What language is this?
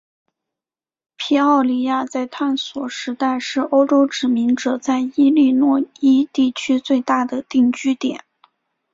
Chinese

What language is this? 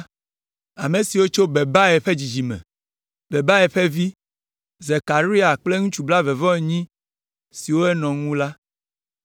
Ewe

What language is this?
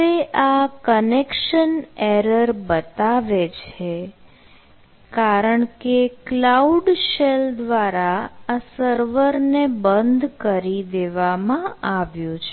Gujarati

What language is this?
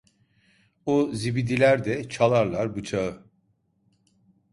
Turkish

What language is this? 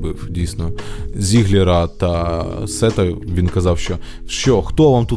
Ukrainian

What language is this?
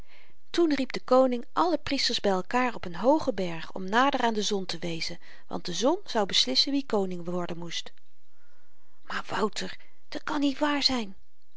Dutch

